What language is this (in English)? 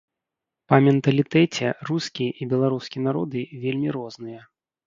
Belarusian